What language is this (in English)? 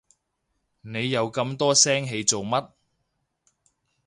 Cantonese